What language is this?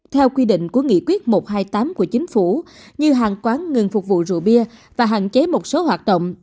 Vietnamese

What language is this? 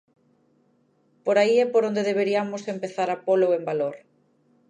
Galician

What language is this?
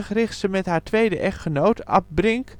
Dutch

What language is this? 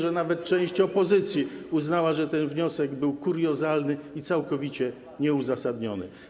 Polish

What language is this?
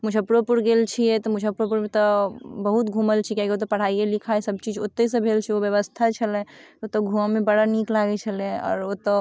Maithili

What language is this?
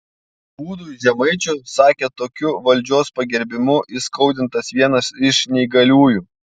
Lithuanian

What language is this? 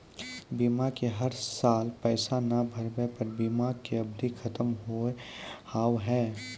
Maithili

